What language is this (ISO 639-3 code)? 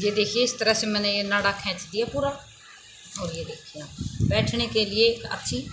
hin